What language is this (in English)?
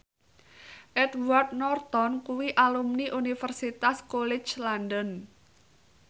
Javanese